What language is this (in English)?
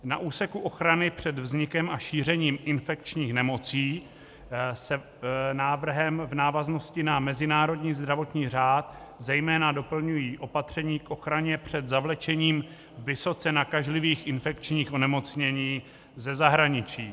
Czech